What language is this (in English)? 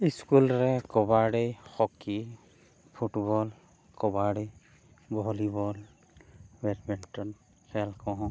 Santali